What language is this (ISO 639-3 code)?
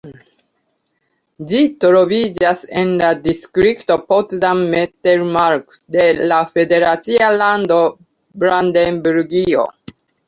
epo